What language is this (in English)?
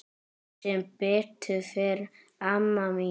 Icelandic